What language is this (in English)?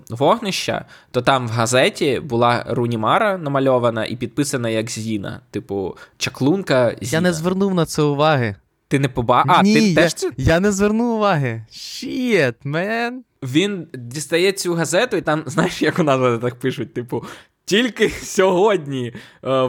Ukrainian